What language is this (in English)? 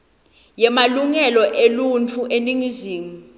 Swati